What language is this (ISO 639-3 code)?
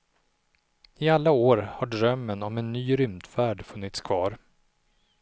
swe